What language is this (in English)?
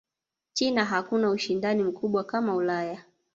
Swahili